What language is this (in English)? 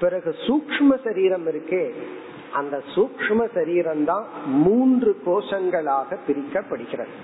Tamil